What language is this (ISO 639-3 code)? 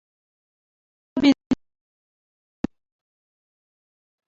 abk